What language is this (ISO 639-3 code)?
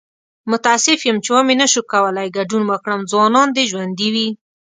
pus